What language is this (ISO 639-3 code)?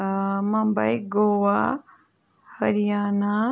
kas